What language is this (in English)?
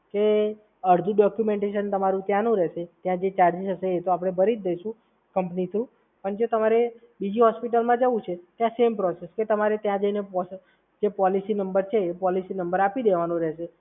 Gujarati